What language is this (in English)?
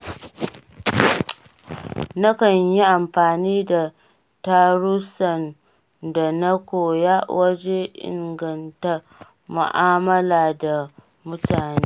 Hausa